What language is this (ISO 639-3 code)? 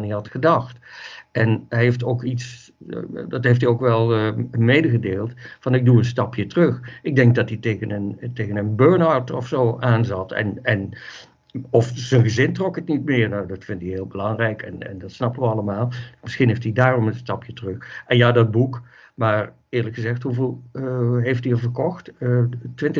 nld